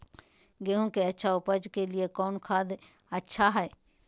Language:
Magahi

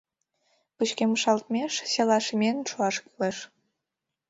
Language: Mari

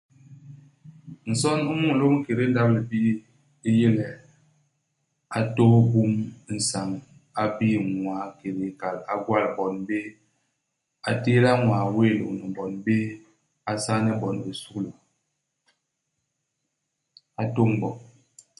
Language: Basaa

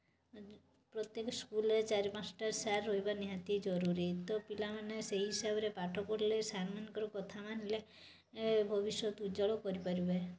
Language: Odia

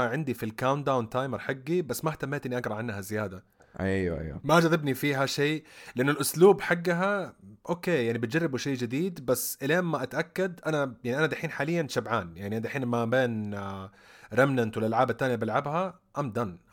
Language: Arabic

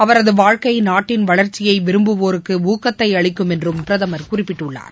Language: Tamil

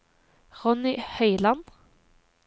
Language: Norwegian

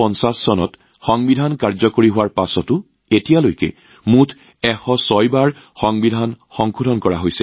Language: Assamese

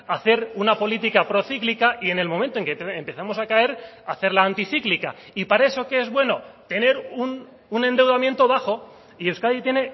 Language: Spanish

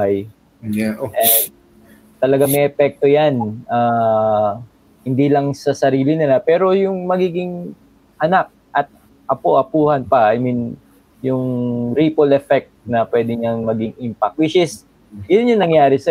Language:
Filipino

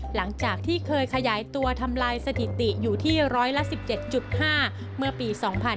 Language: Thai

